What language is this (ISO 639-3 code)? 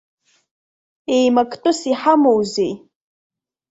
abk